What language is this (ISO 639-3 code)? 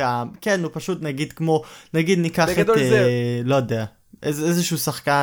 heb